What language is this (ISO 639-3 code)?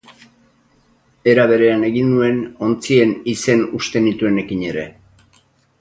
eus